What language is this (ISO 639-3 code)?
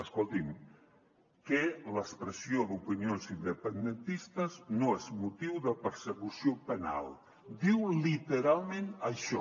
cat